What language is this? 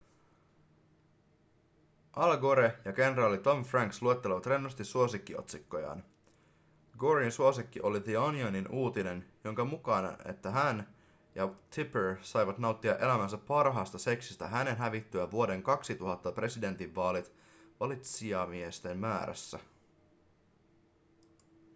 Finnish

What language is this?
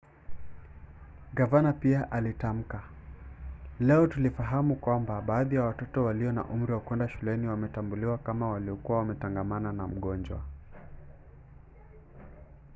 Swahili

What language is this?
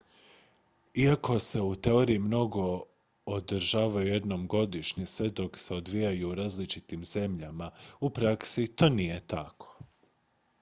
Croatian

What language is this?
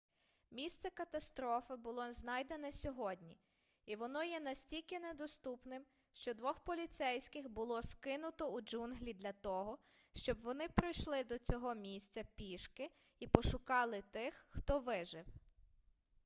Ukrainian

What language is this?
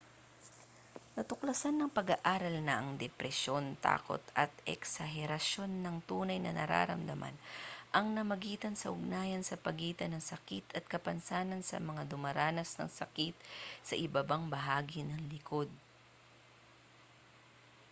Filipino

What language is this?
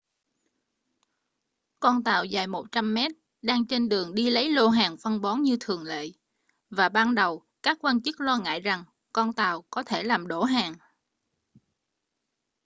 Vietnamese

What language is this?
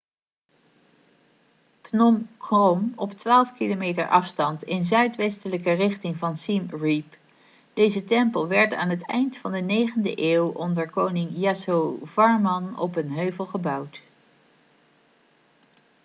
Dutch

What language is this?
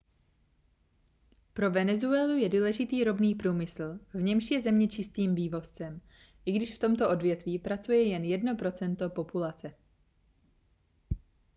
Czech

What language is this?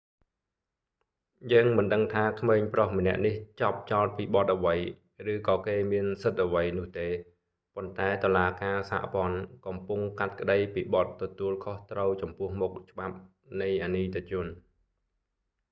Khmer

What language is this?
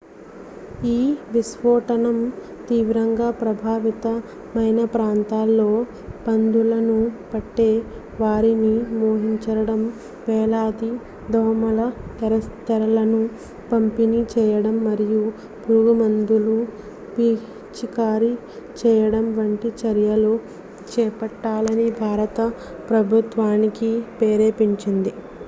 Telugu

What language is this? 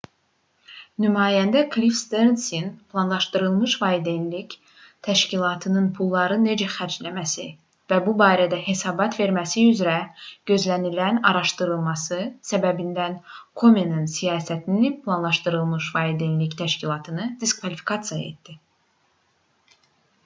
Azerbaijani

